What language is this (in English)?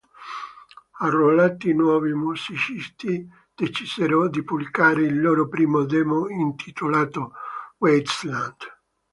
Italian